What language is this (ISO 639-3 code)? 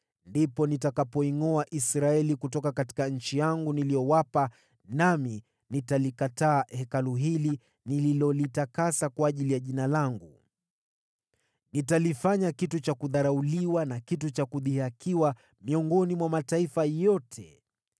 swa